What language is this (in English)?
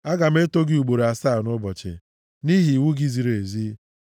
Igbo